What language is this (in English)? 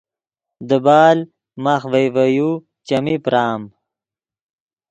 Yidgha